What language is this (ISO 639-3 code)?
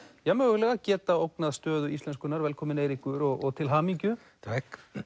isl